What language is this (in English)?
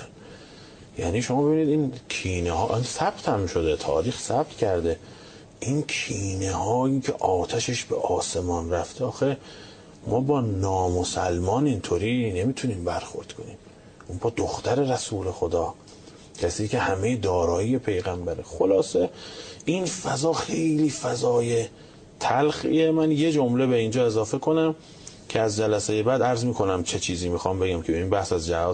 Persian